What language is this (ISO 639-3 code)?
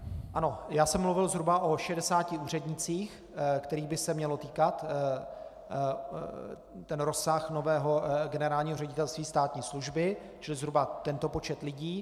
ces